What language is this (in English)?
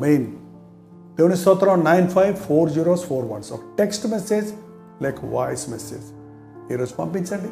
Telugu